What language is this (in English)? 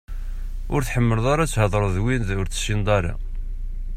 Kabyle